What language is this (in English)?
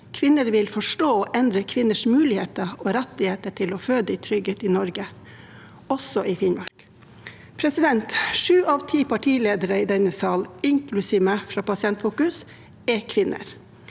Norwegian